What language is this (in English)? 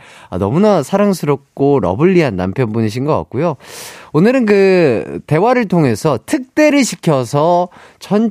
Korean